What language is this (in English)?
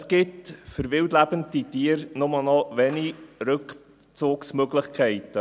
Swiss German